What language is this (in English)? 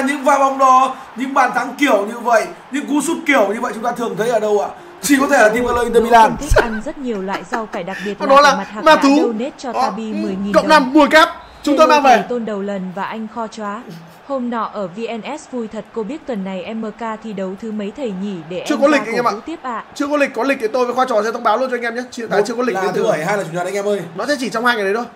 Vietnamese